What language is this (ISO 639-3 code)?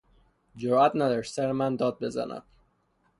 fas